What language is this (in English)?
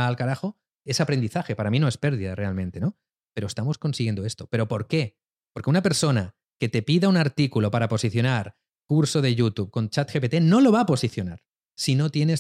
Spanish